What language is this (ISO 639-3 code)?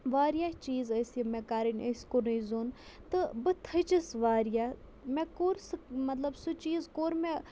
kas